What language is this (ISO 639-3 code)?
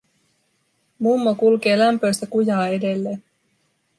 fin